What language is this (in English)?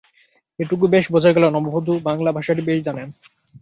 Bangla